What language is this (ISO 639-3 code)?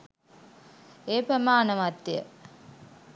sin